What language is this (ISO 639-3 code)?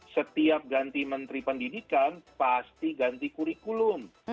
ind